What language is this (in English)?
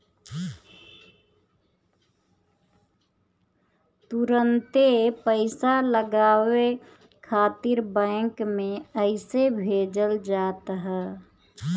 Bhojpuri